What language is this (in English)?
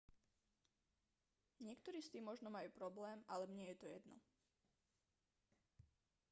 Slovak